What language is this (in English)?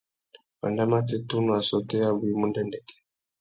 Tuki